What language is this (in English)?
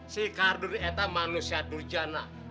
Indonesian